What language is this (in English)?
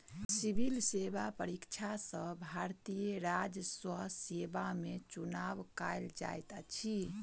Maithili